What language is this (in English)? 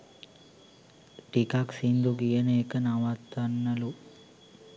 Sinhala